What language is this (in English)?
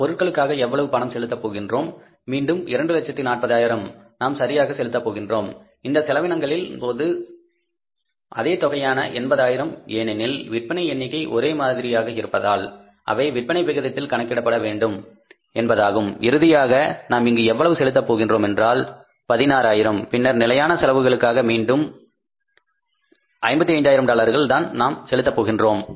Tamil